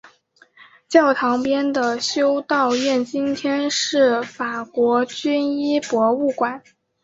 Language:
Chinese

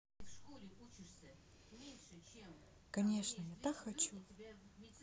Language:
Russian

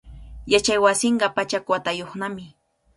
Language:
Cajatambo North Lima Quechua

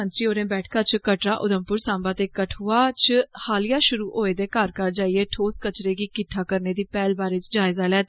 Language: Dogri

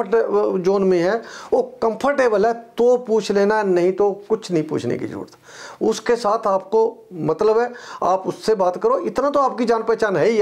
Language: Hindi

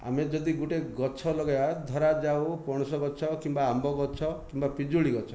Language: Odia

